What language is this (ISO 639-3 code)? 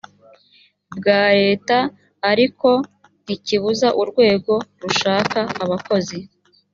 kin